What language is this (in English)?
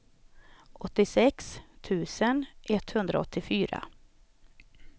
Swedish